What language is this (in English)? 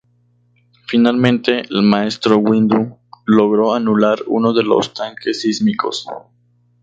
Spanish